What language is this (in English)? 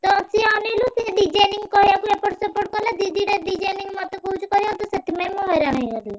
Odia